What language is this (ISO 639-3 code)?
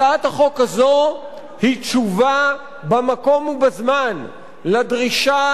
heb